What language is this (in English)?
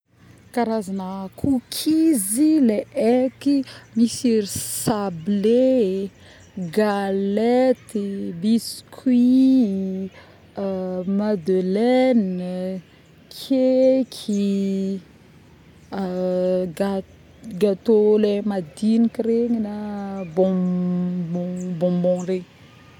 Northern Betsimisaraka Malagasy